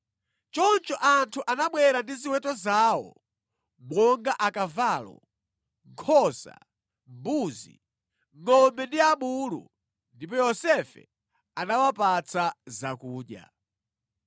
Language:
Nyanja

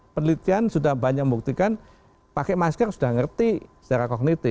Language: Indonesian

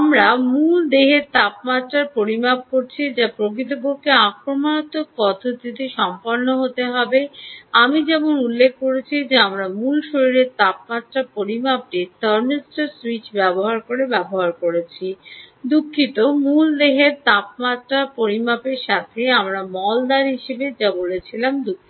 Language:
Bangla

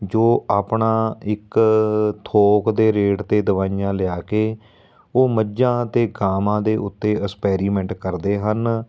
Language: Punjabi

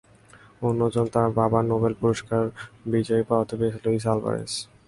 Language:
Bangla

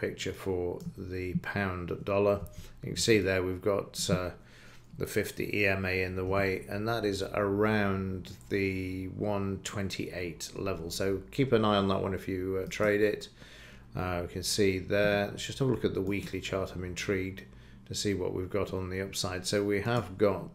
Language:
English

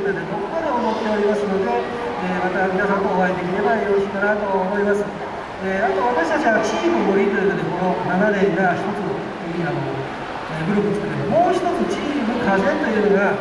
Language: Japanese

